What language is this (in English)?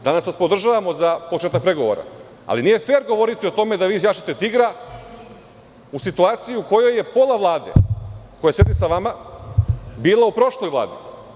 Serbian